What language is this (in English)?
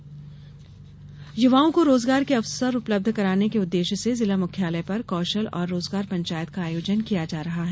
Hindi